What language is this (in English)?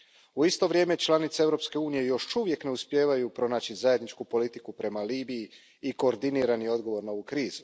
Croatian